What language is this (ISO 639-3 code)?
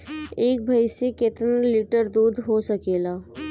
bho